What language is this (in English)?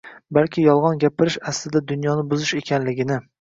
Uzbek